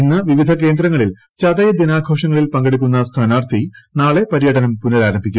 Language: Malayalam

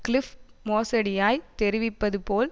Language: Tamil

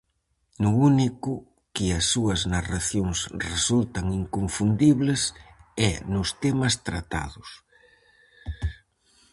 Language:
Galician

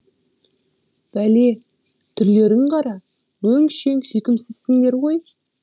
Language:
Kazakh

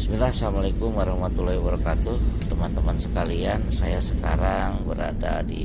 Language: Indonesian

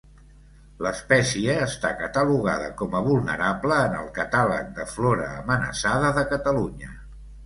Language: Catalan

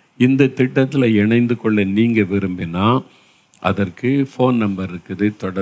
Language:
Tamil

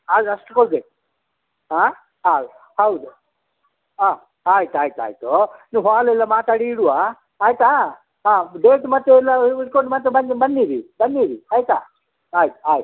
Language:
Kannada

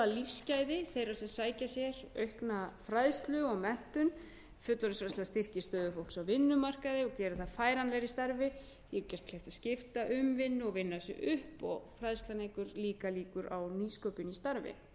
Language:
Icelandic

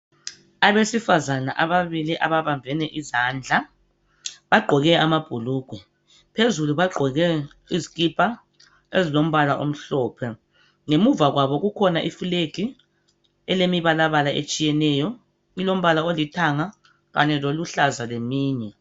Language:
North Ndebele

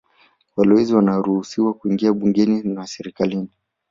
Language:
Swahili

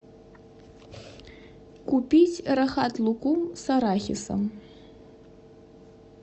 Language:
Russian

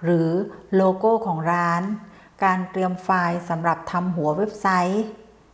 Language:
Thai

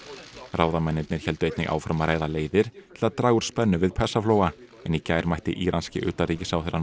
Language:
Icelandic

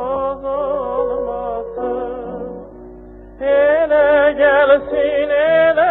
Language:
Persian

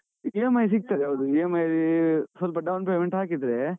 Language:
Kannada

